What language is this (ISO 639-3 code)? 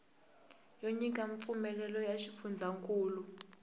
tso